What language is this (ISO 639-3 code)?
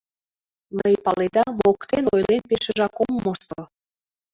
chm